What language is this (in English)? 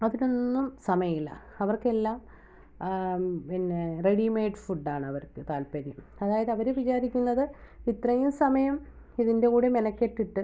Malayalam